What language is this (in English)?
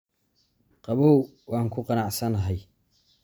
Somali